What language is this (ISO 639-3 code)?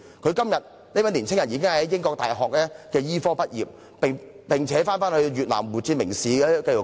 yue